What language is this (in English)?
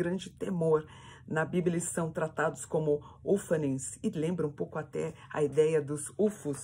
Portuguese